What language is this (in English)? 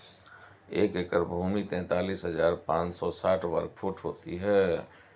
Hindi